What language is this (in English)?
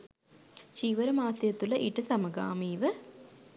Sinhala